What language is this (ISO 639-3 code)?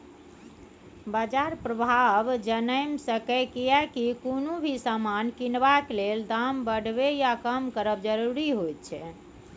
mai